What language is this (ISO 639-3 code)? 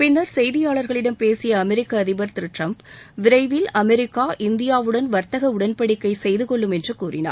tam